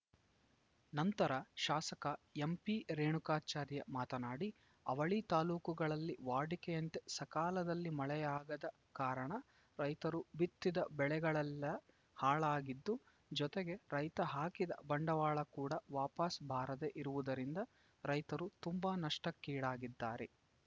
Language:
Kannada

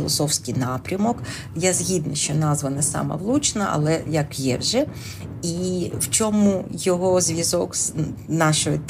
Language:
Ukrainian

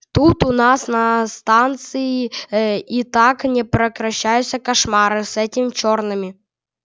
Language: Russian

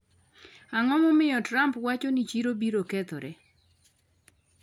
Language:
Luo (Kenya and Tanzania)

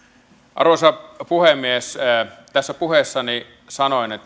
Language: Finnish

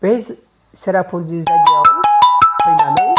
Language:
Bodo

